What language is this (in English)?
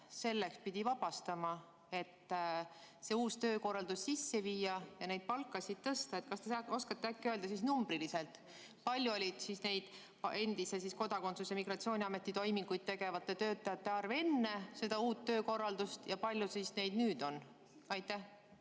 Estonian